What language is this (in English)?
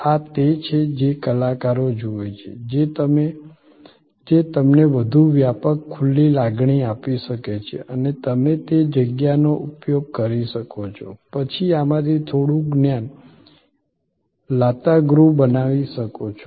Gujarati